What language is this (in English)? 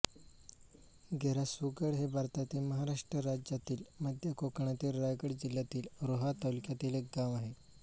Marathi